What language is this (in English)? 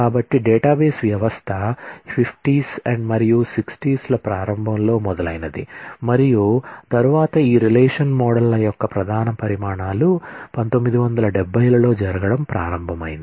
Telugu